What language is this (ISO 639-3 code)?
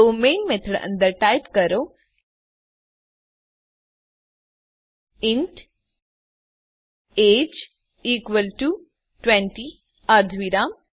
guj